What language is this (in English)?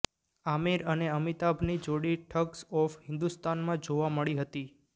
Gujarati